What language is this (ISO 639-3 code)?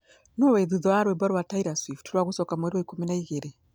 kik